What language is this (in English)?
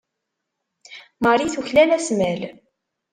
Kabyle